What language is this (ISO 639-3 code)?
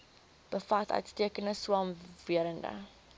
afr